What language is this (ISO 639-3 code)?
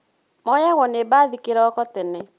kik